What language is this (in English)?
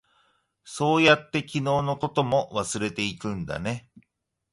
Japanese